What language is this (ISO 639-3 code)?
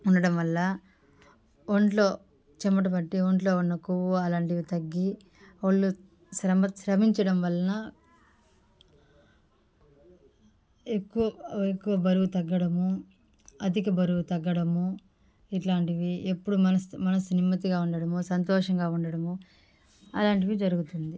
tel